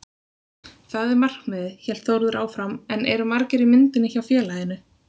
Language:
Icelandic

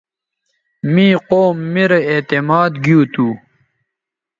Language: Bateri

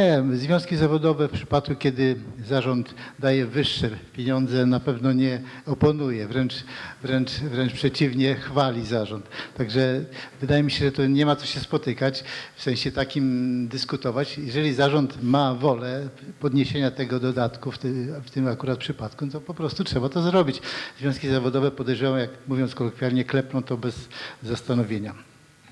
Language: Polish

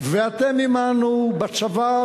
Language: Hebrew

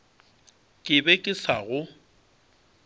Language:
Northern Sotho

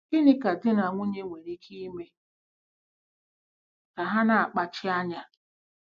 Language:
Igbo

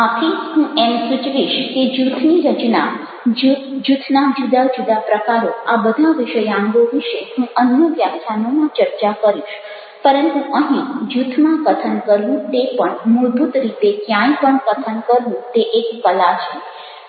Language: Gujarati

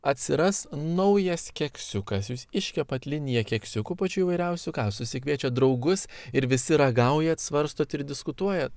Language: Lithuanian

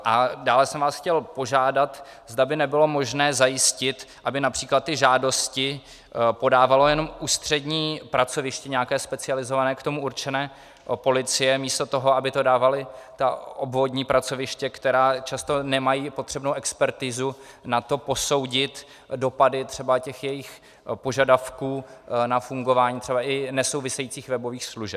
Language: Czech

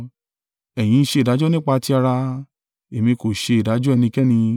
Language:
Yoruba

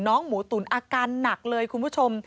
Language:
Thai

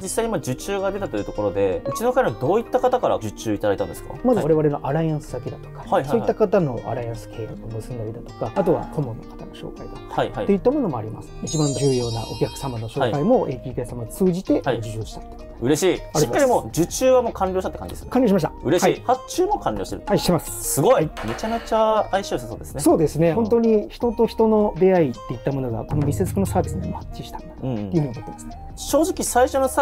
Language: Japanese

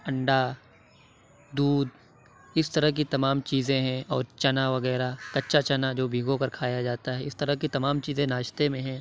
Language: Urdu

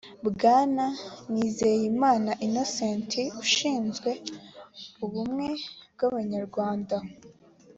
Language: Kinyarwanda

